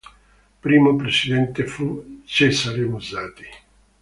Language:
Italian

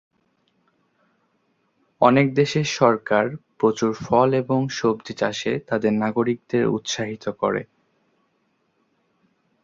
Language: Bangla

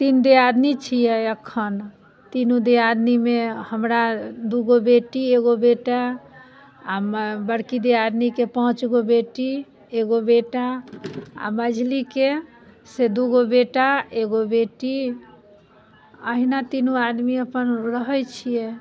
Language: Maithili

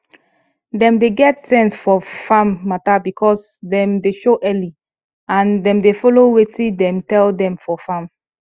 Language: Nigerian Pidgin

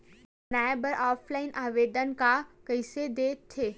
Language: Chhattisgarhi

